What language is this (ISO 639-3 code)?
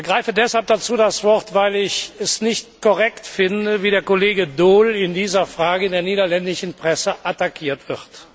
deu